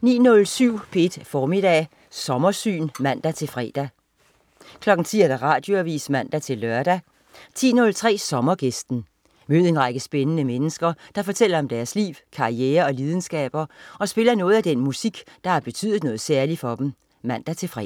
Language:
Danish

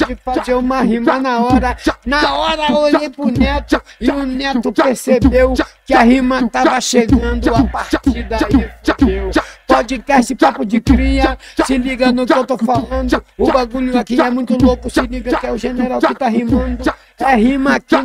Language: Portuguese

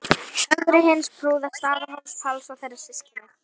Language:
Icelandic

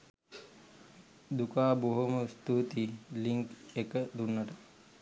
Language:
Sinhala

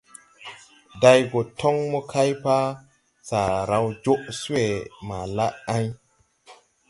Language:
Tupuri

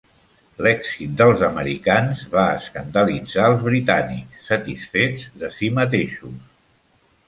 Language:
Catalan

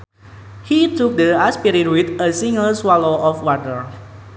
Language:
Sundanese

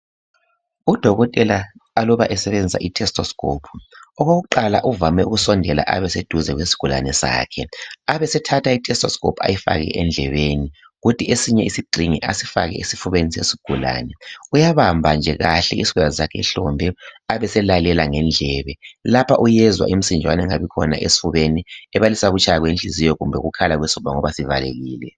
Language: North Ndebele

